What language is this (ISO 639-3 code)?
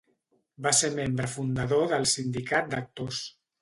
cat